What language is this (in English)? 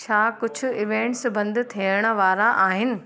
Sindhi